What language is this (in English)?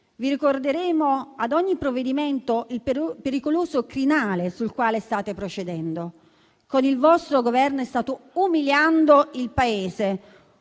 Italian